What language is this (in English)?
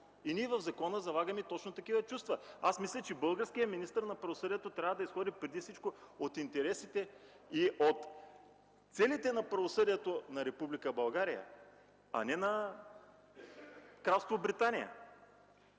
Bulgarian